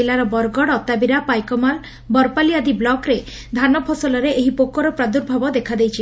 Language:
Odia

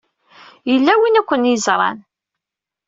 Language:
Kabyle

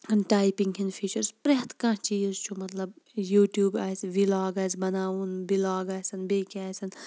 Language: Kashmiri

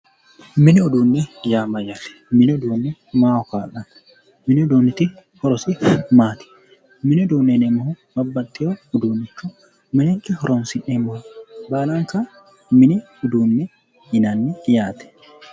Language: Sidamo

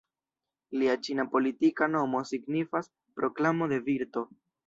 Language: Esperanto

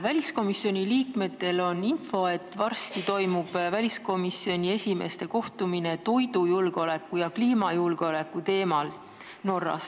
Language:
Estonian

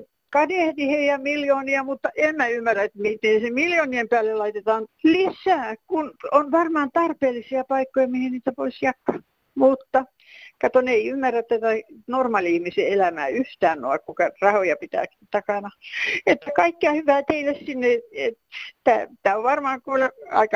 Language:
Finnish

